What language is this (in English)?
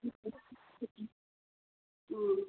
Odia